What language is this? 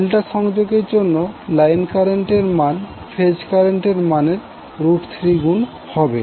Bangla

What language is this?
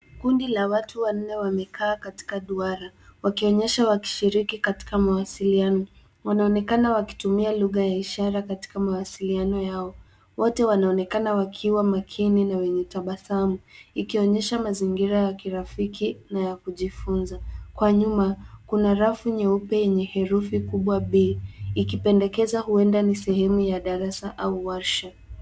Swahili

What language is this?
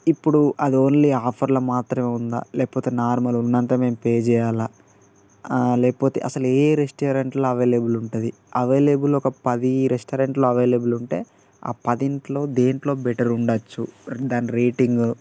Telugu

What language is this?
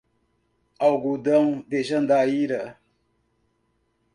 Portuguese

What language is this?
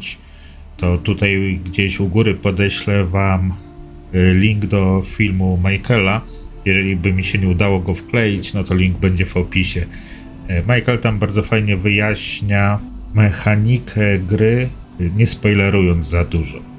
Polish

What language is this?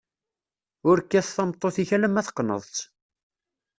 Kabyle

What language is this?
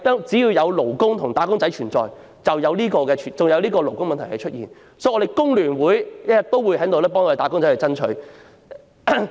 Cantonese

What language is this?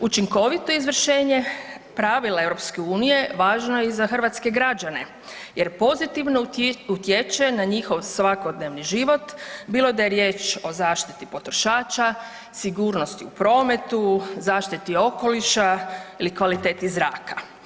Croatian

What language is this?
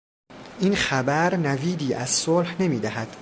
Persian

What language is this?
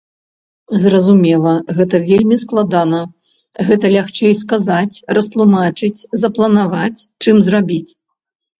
Belarusian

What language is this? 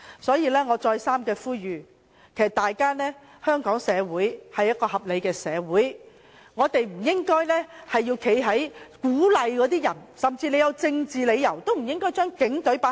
Cantonese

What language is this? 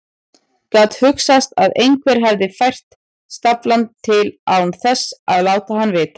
Icelandic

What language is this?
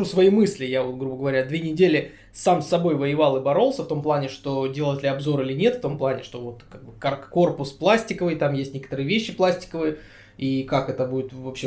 Russian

